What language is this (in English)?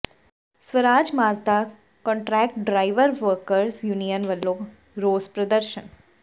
Punjabi